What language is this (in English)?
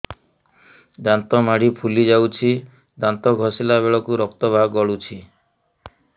Odia